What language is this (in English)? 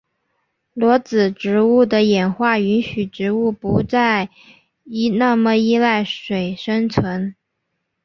Chinese